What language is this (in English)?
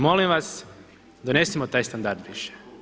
Croatian